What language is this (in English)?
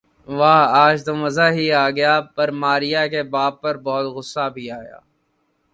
Urdu